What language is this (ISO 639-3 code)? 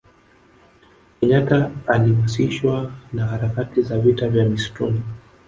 swa